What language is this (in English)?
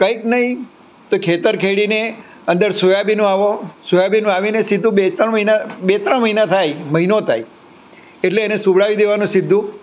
Gujarati